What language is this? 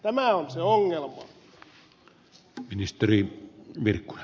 Finnish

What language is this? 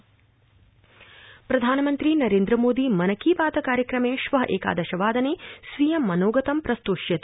Sanskrit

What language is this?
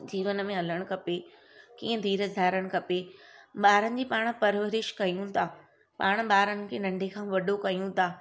Sindhi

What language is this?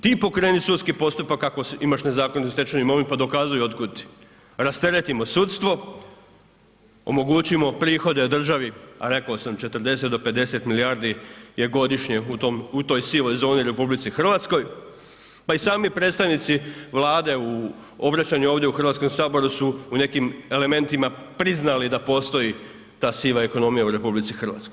Croatian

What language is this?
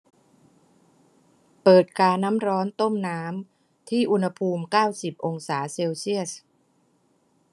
Thai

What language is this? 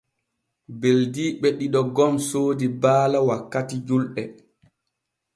Borgu Fulfulde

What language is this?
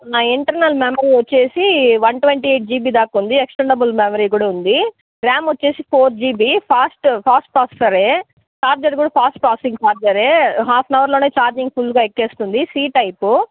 Telugu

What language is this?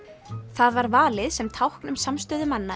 Icelandic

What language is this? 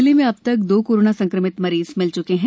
Hindi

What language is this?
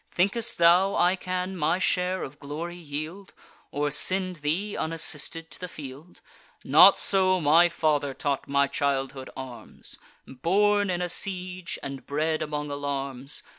English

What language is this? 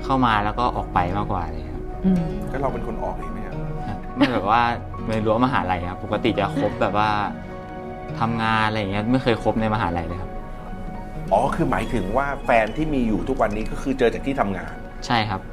Thai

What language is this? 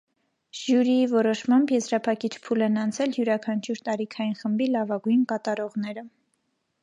Armenian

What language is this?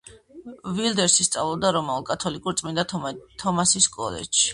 Georgian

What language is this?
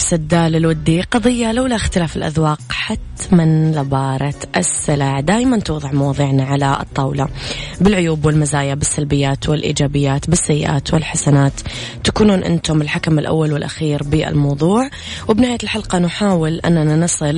Arabic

